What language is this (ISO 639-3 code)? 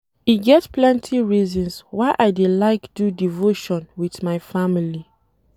pcm